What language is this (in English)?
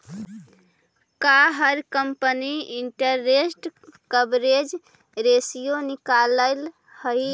Magahi